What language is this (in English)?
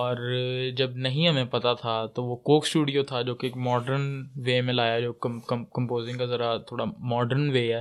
Urdu